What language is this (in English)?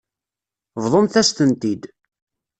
Kabyle